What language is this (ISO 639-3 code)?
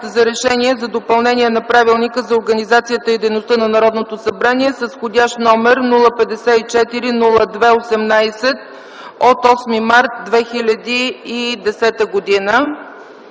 bul